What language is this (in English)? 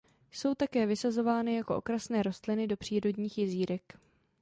Czech